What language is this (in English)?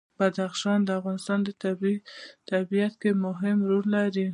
Pashto